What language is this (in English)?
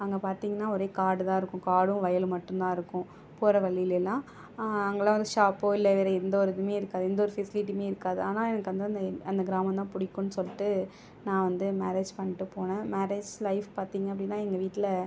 Tamil